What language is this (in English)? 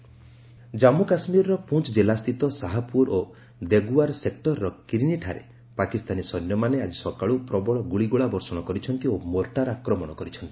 Odia